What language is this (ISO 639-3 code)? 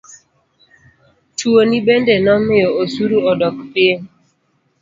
luo